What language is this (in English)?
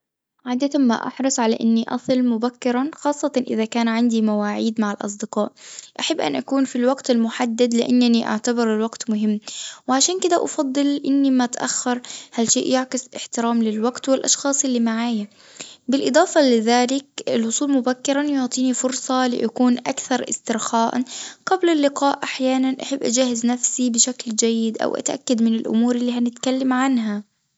Tunisian Arabic